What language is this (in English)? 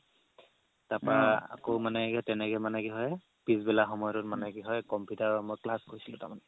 Assamese